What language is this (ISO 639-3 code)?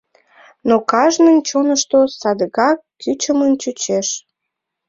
chm